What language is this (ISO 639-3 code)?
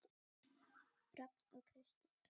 isl